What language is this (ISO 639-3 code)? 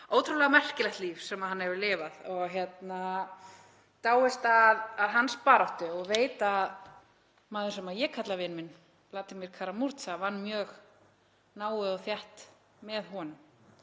isl